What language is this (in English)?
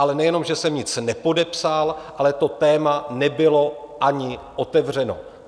Czech